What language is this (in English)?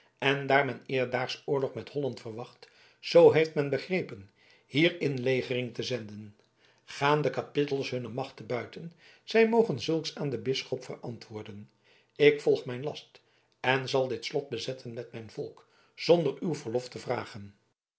Dutch